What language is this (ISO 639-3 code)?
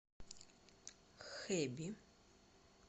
rus